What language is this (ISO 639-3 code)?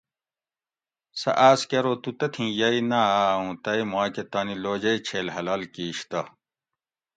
gwc